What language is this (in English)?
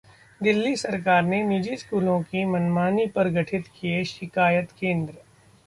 Hindi